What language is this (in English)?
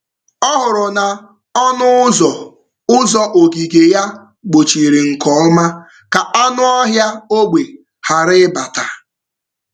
Igbo